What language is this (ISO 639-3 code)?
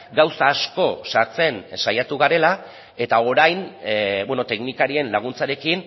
eus